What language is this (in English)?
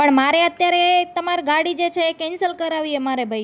Gujarati